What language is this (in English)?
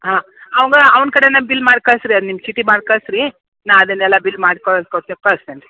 Kannada